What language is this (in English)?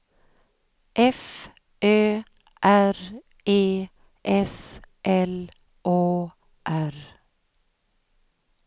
Swedish